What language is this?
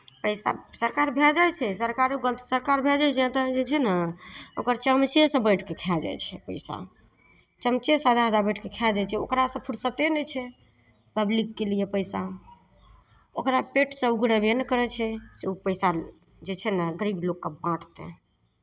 Maithili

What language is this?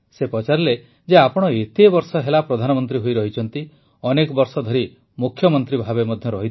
Odia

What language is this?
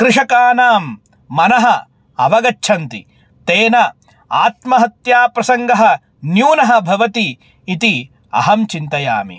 Sanskrit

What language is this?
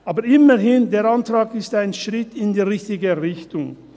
Swiss German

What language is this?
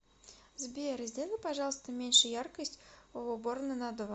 Russian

